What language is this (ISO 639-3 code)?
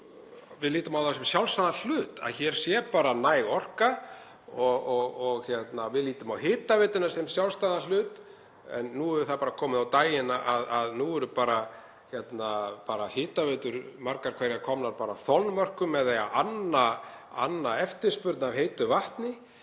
isl